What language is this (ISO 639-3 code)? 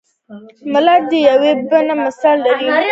pus